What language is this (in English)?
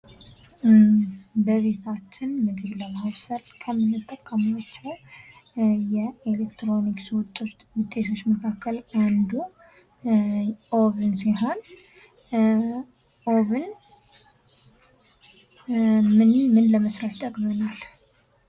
Amharic